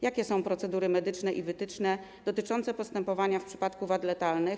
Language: Polish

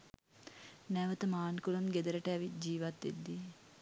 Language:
Sinhala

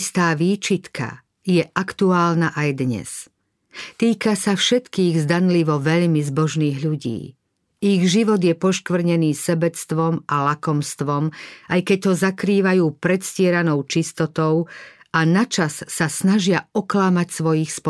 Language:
Slovak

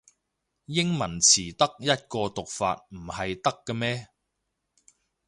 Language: Cantonese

